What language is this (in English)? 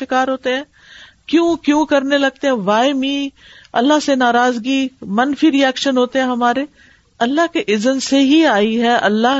Urdu